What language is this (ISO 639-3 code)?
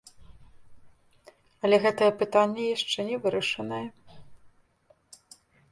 bel